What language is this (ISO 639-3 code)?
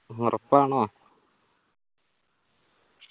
mal